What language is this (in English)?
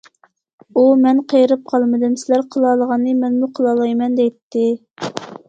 Uyghur